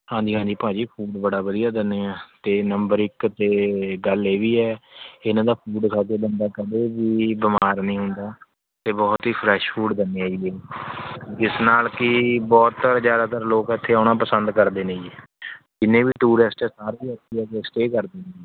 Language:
Punjabi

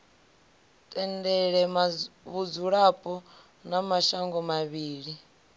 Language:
Venda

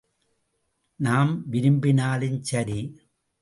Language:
Tamil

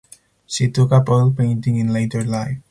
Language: English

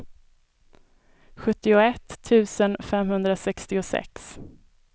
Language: Swedish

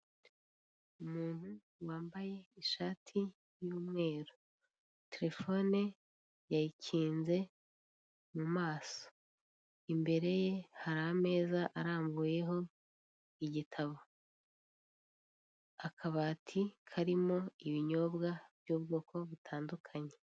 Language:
Kinyarwanda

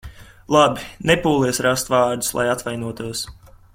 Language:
Latvian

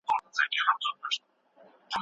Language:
Pashto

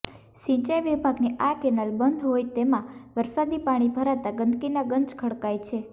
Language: Gujarati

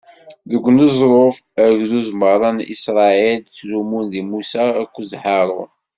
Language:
Kabyle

